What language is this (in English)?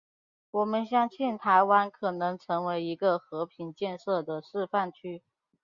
Chinese